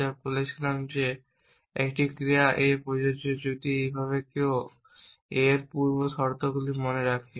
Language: Bangla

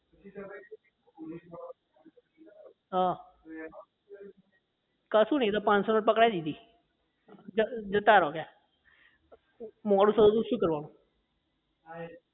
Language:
Gujarati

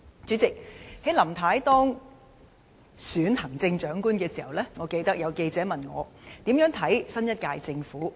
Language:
Cantonese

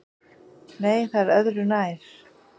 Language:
Icelandic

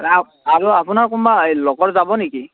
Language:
Assamese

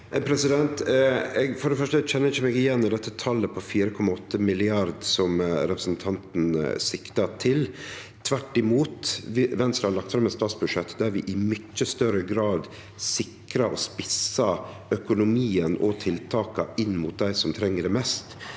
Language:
Norwegian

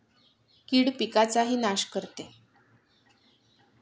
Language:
Marathi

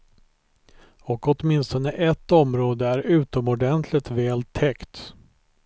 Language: Swedish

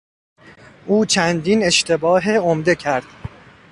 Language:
Persian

